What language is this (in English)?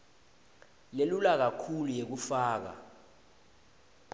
Swati